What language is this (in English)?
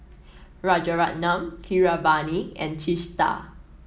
English